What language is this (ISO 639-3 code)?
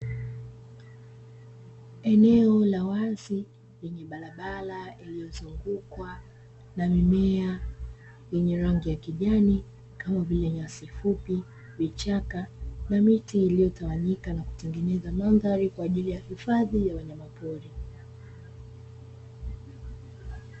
swa